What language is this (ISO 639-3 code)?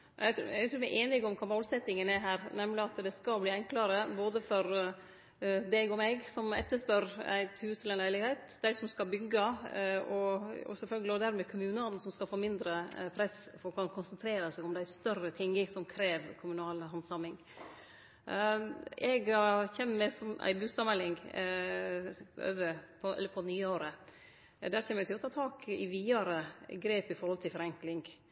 nno